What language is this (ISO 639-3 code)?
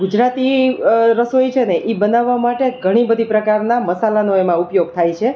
guj